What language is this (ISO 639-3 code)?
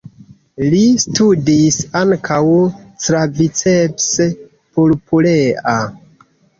epo